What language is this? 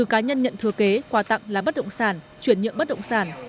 Vietnamese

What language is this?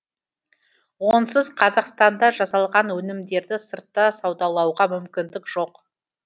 Kazakh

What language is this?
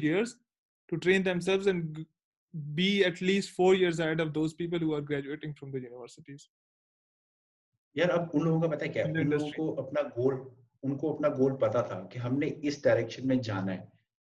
Urdu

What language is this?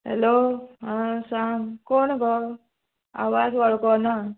Konkani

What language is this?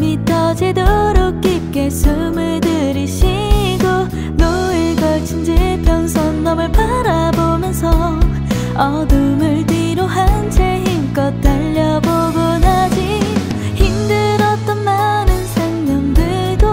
Korean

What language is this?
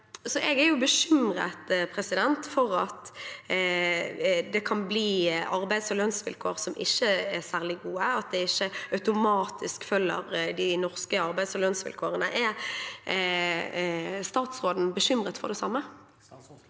Norwegian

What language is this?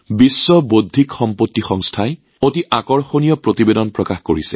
Assamese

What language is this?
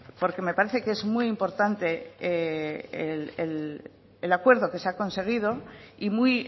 Spanish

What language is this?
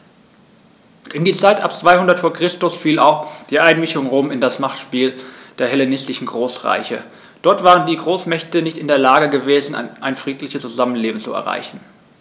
German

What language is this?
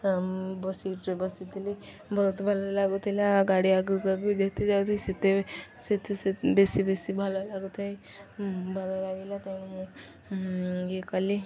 Odia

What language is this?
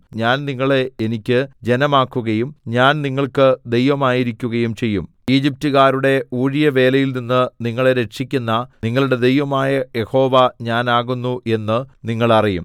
Malayalam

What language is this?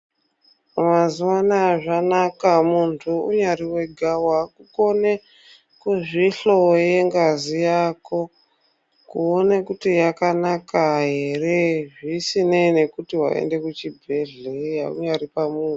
Ndau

